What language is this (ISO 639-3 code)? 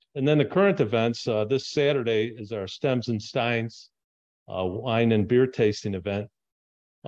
eng